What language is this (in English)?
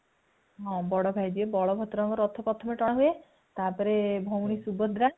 Odia